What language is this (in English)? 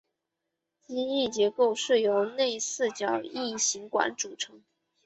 Chinese